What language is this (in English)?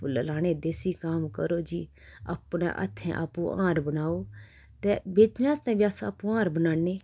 Dogri